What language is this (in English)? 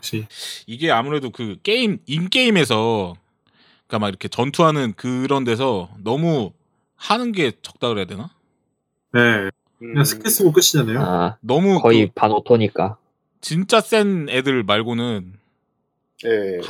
Korean